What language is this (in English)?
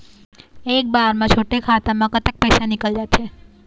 Chhattisgarhi